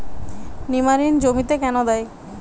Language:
Bangla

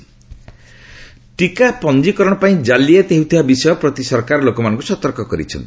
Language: Odia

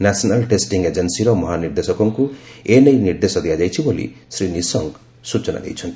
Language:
Odia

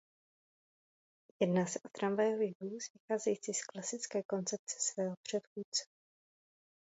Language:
Czech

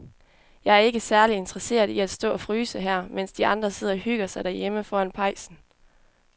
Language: Danish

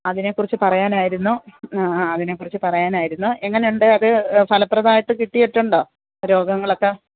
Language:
Malayalam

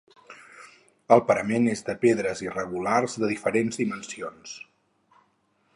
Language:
Catalan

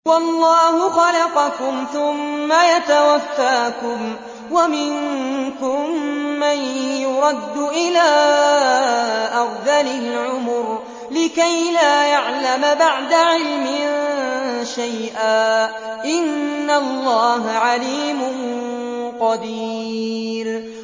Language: Arabic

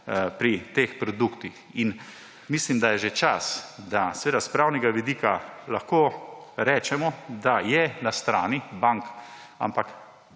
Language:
Slovenian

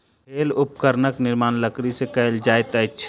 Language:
Maithili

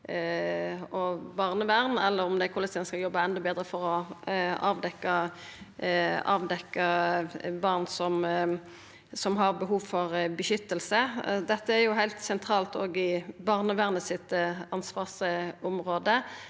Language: Norwegian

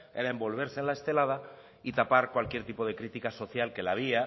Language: Spanish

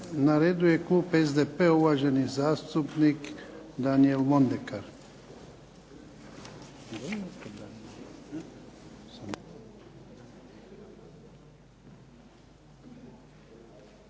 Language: Croatian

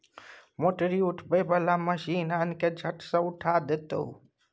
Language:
Maithili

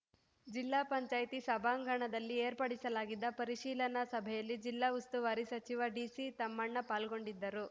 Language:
Kannada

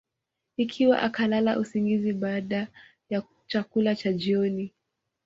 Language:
Swahili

